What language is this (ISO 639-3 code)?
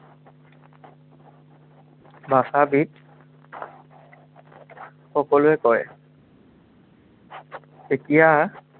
asm